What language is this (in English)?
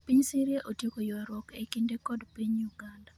Luo (Kenya and Tanzania)